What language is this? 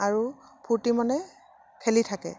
Assamese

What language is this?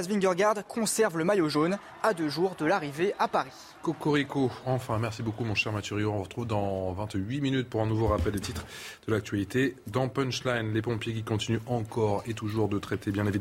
French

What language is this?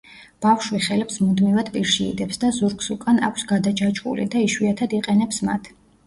Georgian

